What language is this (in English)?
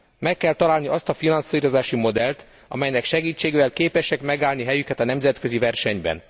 Hungarian